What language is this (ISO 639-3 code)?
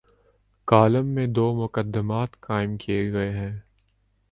urd